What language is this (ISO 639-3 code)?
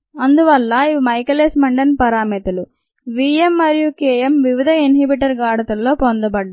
tel